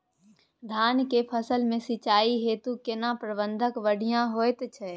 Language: Maithili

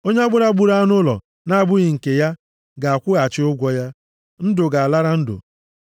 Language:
Igbo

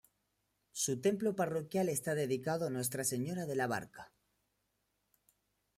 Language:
Spanish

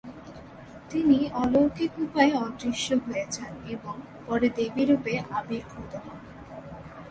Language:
Bangla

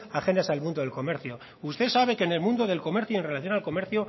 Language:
Spanish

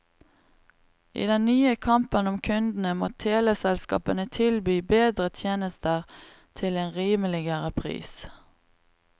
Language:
Norwegian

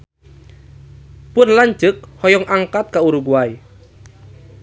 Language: Sundanese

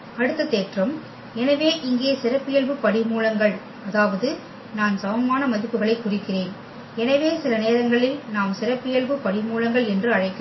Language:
Tamil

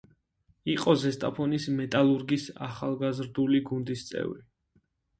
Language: Georgian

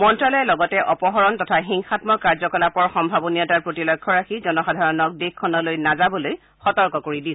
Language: Assamese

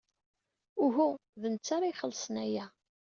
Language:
Kabyle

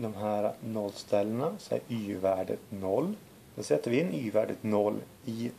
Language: Swedish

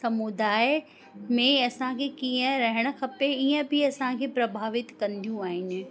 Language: Sindhi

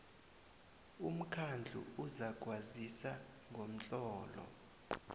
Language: South Ndebele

